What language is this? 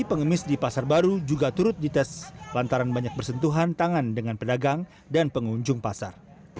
Indonesian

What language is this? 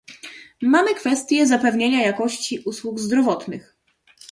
Polish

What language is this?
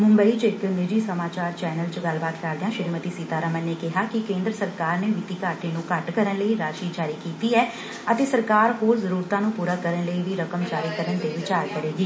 Punjabi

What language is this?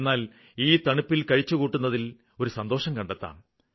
Malayalam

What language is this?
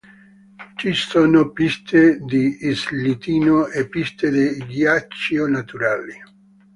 Italian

